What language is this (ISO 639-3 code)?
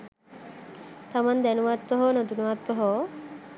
sin